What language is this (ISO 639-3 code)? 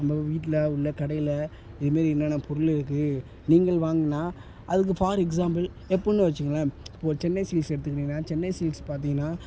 tam